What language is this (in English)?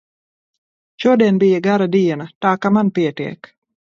Latvian